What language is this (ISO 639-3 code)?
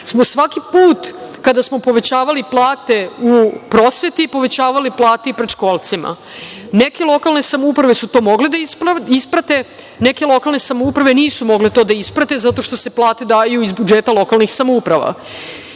srp